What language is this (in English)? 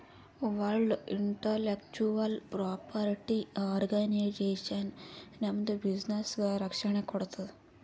Kannada